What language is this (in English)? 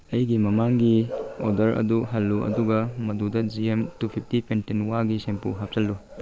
Manipuri